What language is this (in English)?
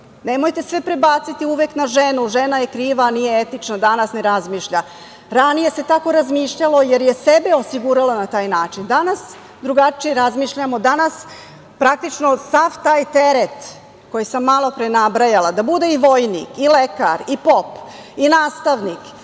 Serbian